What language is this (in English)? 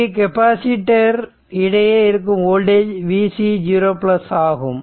Tamil